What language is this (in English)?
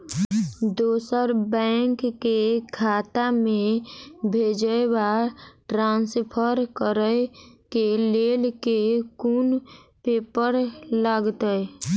Maithili